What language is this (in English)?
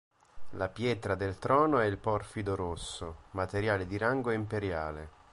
Italian